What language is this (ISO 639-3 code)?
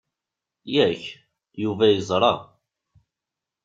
kab